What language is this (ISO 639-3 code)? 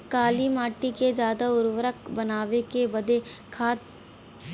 bho